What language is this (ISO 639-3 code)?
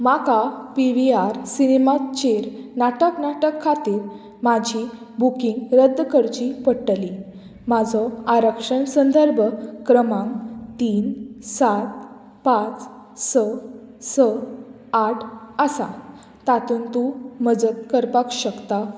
kok